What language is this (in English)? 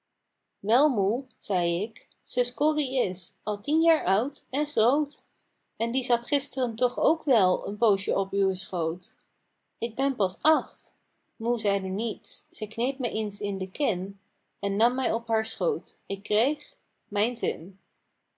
Dutch